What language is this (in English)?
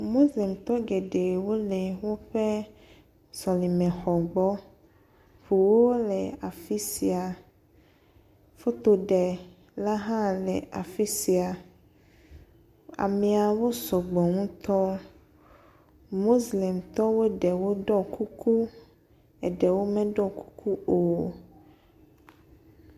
Ewe